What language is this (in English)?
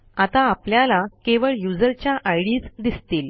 Marathi